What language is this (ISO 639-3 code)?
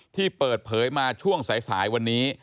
tha